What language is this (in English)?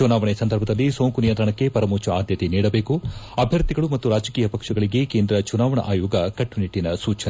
Kannada